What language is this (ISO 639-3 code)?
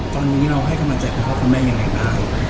tha